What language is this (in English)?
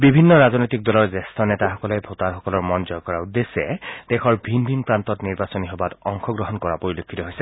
Assamese